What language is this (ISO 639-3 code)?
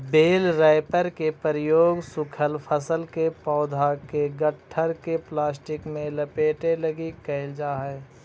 mag